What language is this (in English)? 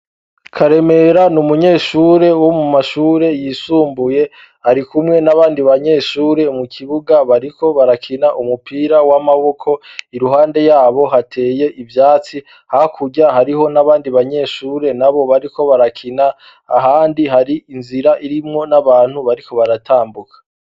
Rundi